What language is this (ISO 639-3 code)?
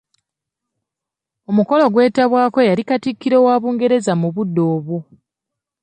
lug